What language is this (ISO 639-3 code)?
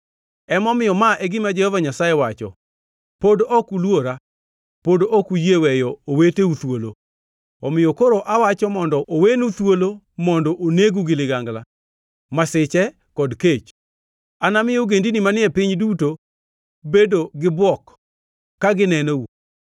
luo